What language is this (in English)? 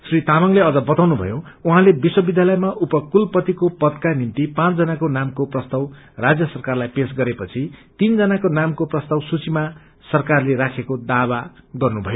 Nepali